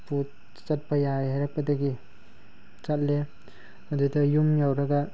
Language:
Manipuri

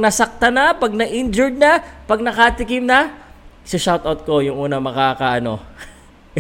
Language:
Filipino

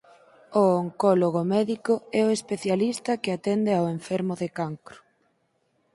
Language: Galician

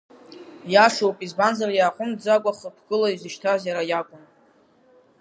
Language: Abkhazian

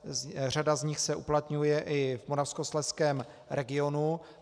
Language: Czech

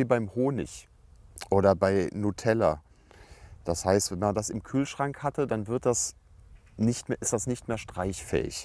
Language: German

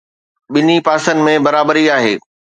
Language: Sindhi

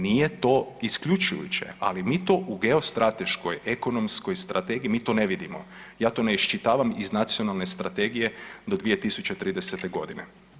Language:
Croatian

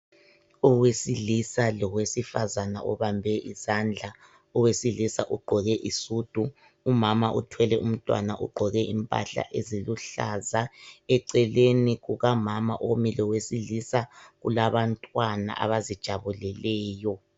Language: North Ndebele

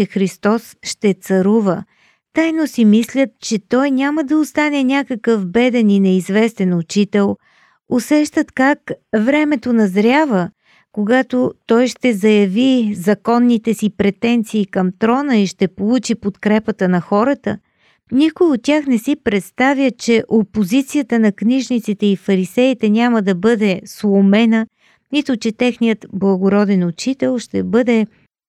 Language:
Bulgarian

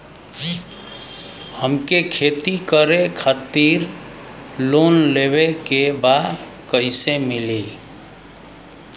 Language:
Bhojpuri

